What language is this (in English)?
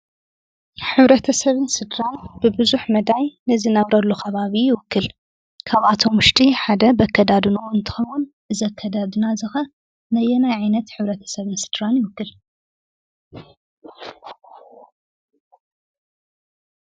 Tigrinya